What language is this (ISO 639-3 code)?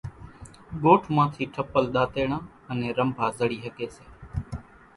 gjk